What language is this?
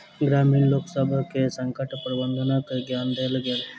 Maithili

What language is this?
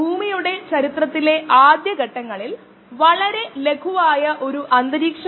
Malayalam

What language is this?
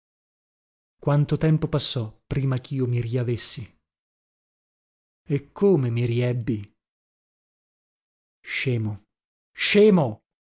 Italian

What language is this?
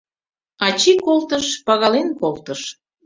Mari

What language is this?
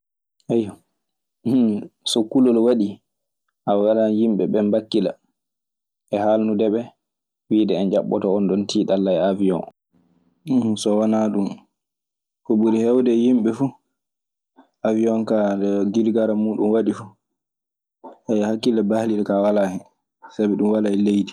Maasina Fulfulde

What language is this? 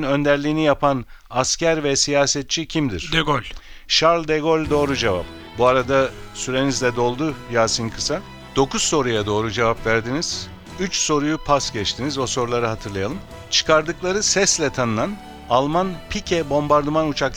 Turkish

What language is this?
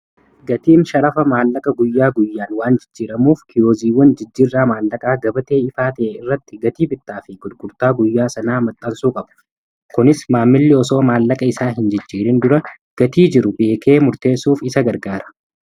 Oromo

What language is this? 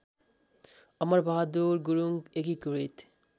Nepali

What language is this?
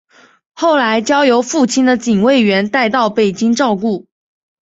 Chinese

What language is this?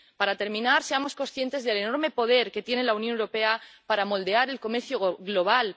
Spanish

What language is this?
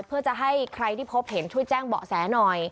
Thai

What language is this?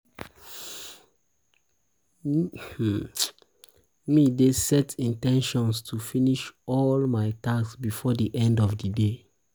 Nigerian Pidgin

